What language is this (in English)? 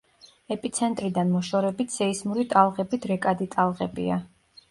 Georgian